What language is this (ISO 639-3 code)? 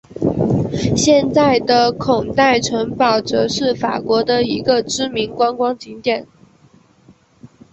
zho